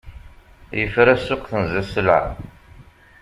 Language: Kabyle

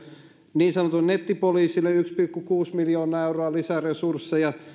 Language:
Finnish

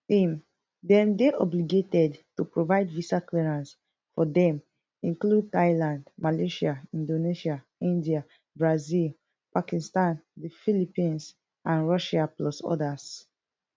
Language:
Nigerian Pidgin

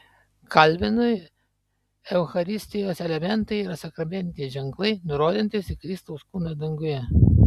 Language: Lithuanian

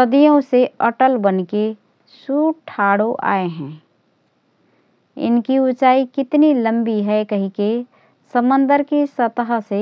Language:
Rana Tharu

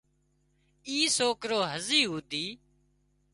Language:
Wadiyara Koli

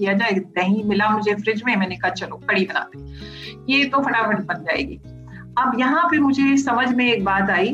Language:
Hindi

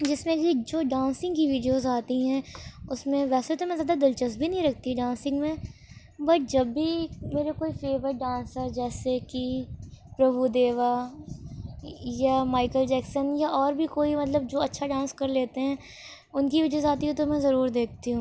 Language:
Urdu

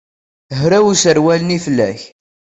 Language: Kabyle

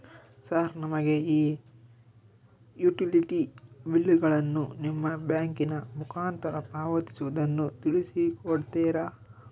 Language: Kannada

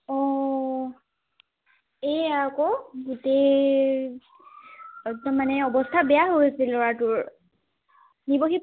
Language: Assamese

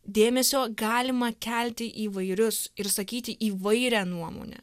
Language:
Lithuanian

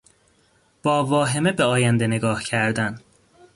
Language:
Persian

